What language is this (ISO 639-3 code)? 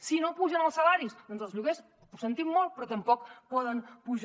cat